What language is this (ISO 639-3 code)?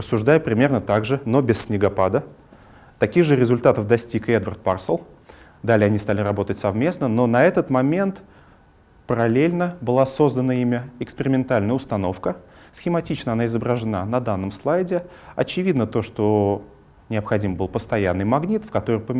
rus